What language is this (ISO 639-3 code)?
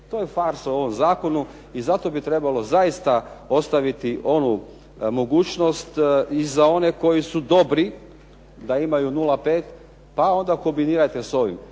hrv